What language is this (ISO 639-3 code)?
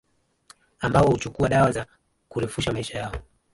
swa